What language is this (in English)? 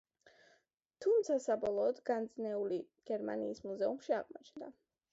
Georgian